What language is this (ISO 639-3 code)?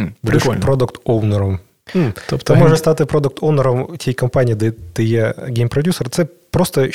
ukr